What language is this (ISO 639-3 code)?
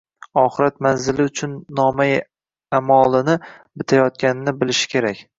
uzb